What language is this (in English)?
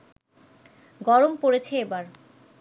Bangla